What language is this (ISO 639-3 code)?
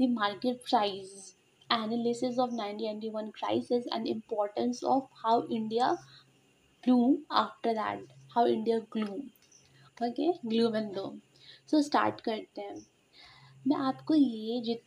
hin